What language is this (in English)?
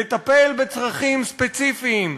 Hebrew